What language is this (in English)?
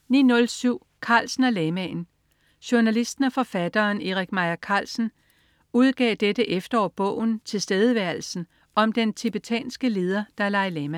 Danish